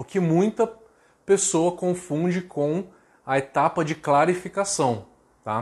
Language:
Portuguese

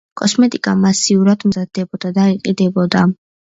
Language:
Georgian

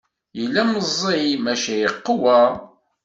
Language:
Kabyle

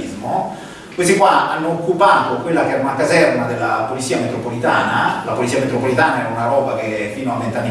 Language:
Italian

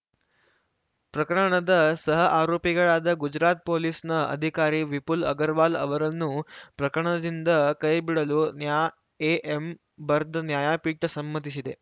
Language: Kannada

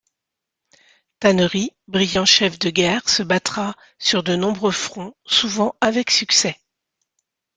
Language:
French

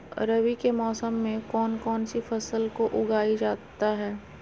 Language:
Magahi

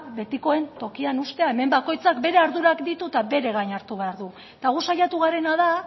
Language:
Basque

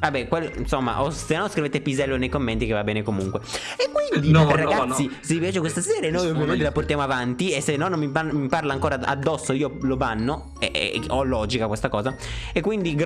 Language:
Italian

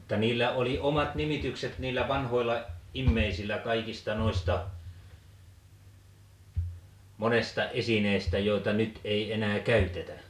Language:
Finnish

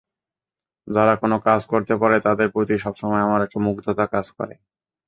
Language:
Bangla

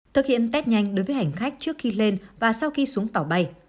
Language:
Vietnamese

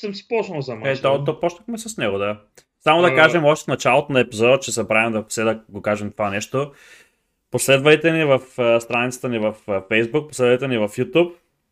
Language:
Bulgarian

